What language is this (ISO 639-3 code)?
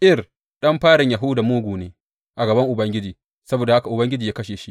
hau